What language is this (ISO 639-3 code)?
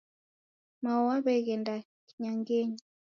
dav